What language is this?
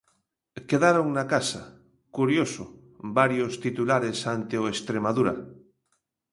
Galician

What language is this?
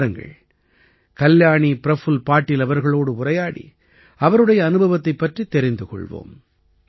Tamil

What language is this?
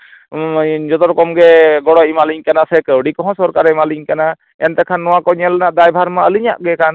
Santali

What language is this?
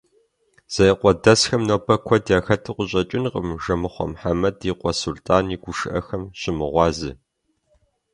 Kabardian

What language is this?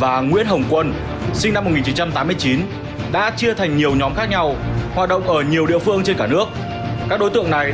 Vietnamese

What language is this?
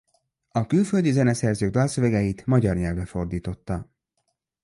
Hungarian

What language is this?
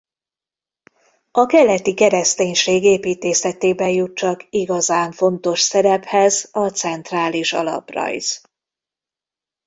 Hungarian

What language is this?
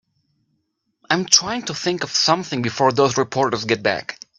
English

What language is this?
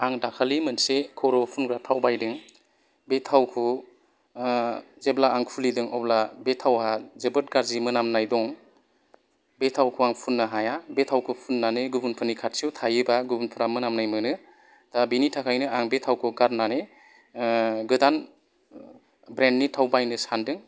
Bodo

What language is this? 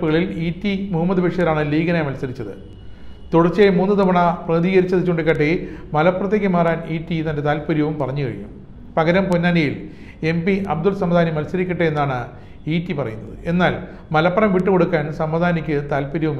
Malayalam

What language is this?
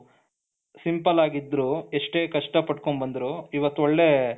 Kannada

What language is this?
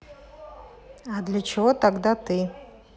Russian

